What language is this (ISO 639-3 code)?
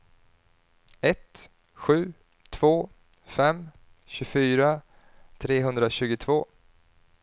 swe